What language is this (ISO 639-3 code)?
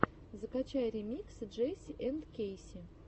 rus